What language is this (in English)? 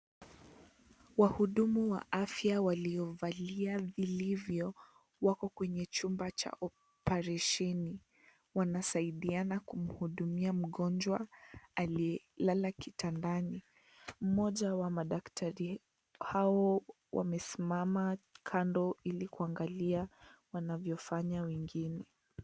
Swahili